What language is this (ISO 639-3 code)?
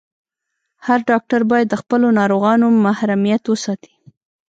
pus